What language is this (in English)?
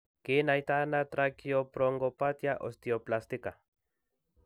Kalenjin